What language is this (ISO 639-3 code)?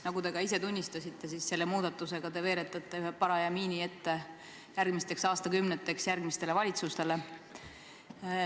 est